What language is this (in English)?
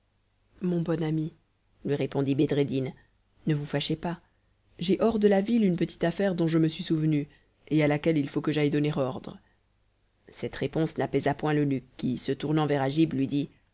French